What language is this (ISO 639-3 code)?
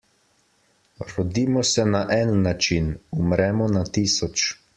slv